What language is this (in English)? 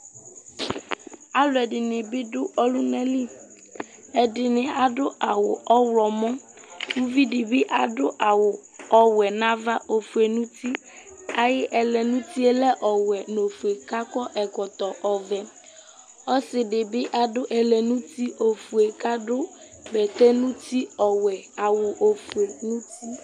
Ikposo